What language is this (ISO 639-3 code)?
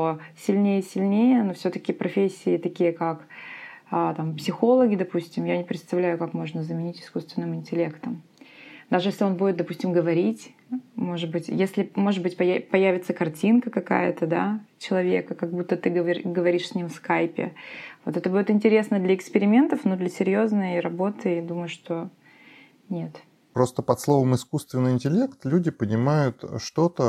rus